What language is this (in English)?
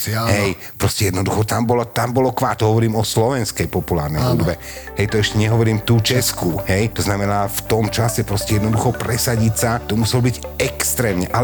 Slovak